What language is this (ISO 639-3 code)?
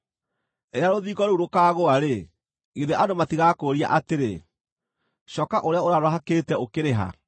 kik